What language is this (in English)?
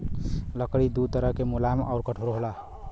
Bhojpuri